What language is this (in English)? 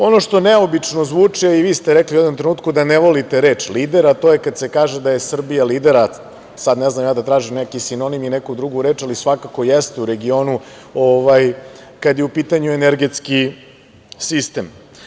Serbian